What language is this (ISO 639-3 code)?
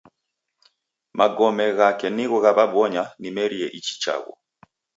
dav